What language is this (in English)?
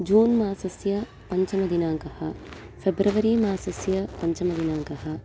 Sanskrit